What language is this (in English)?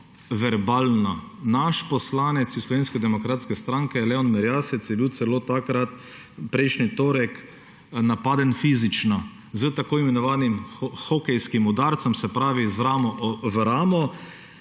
Slovenian